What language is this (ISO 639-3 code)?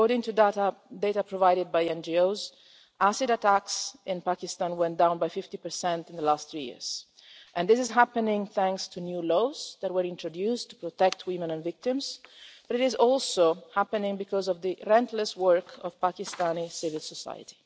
eng